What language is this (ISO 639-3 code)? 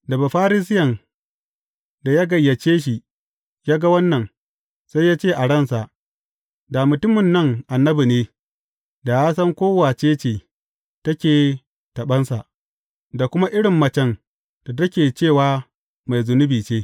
hau